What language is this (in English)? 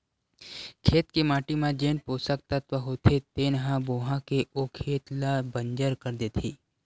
Chhattisgarhi